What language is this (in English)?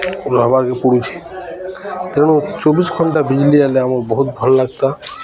Odia